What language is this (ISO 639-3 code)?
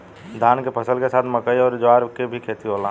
bho